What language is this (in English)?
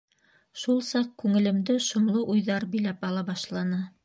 Bashkir